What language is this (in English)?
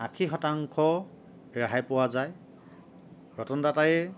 Assamese